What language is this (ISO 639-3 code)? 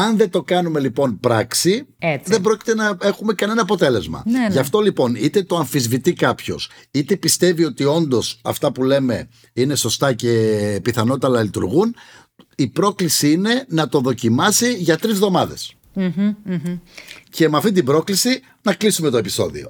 ell